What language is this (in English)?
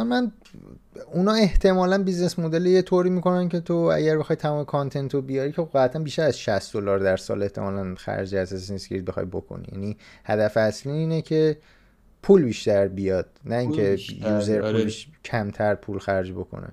Persian